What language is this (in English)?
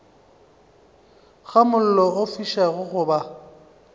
Northern Sotho